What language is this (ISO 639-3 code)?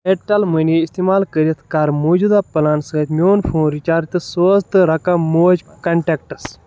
kas